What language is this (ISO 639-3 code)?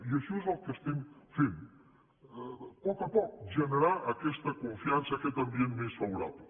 cat